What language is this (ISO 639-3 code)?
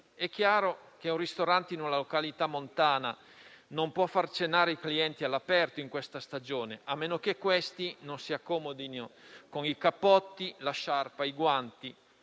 ita